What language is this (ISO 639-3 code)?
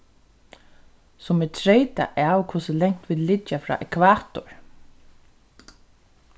fao